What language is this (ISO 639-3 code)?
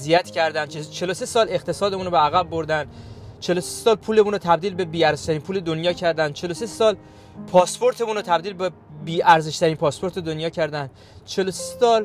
fas